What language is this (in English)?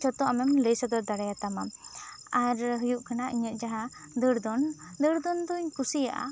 Santali